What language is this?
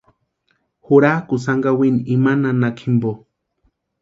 Western Highland Purepecha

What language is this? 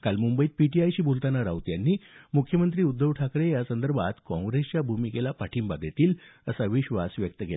Marathi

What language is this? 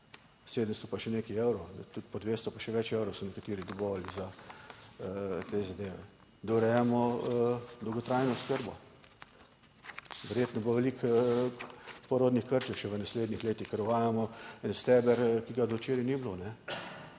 Slovenian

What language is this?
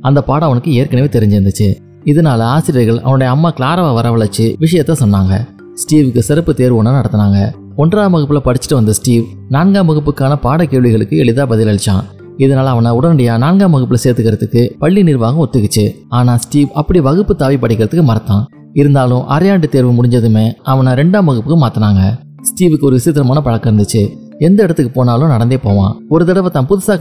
Tamil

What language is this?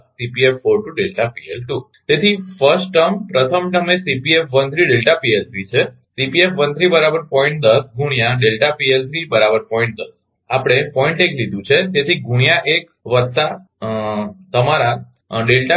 Gujarati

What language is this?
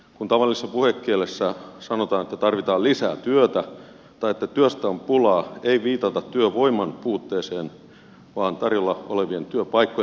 Finnish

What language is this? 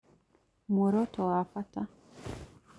Kikuyu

